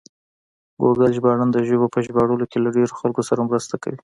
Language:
Pashto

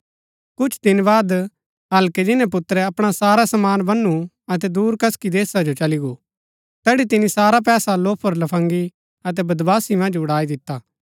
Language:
Gaddi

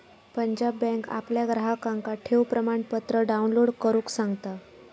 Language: Marathi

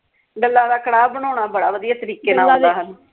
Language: Punjabi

